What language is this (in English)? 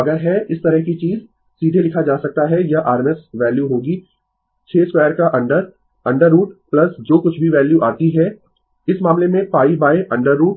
Hindi